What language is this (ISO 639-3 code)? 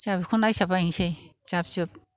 brx